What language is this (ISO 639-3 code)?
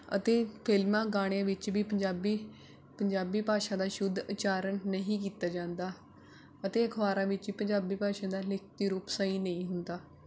pan